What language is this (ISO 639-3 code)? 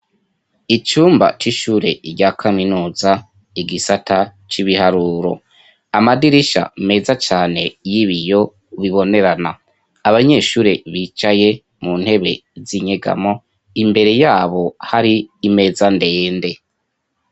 run